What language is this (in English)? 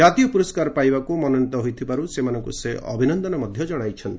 Odia